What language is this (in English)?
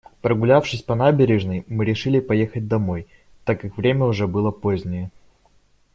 Russian